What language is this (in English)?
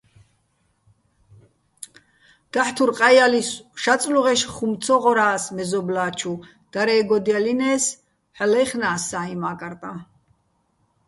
Bats